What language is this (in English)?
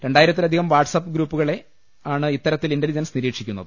Malayalam